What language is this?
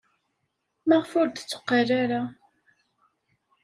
Kabyle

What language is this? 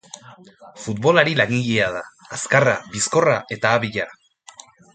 Basque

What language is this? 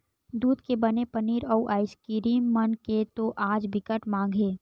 Chhattisgarhi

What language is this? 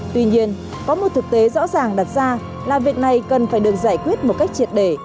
Vietnamese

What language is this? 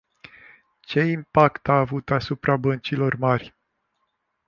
Romanian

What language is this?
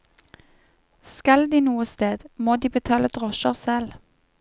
Norwegian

